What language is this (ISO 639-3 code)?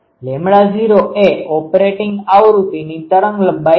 guj